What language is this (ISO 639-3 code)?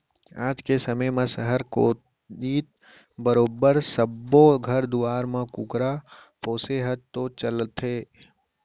hne